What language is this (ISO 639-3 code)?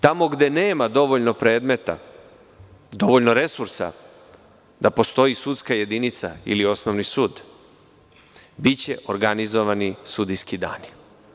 srp